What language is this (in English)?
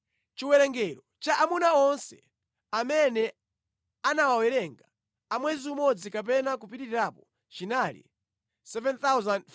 Nyanja